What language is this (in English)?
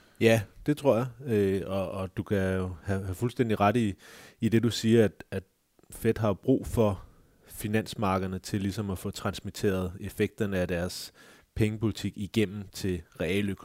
Danish